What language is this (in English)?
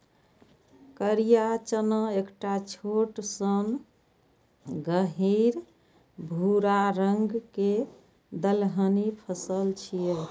Maithili